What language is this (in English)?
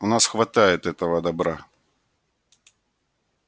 Russian